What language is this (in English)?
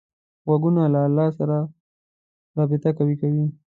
Pashto